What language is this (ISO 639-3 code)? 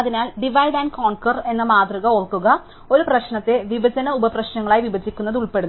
mal